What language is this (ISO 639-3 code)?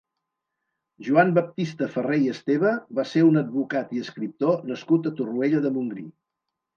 cat